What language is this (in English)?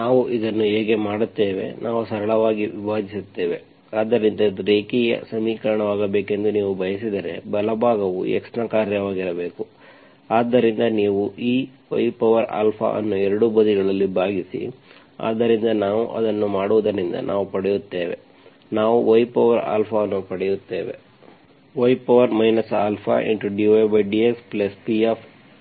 Kannada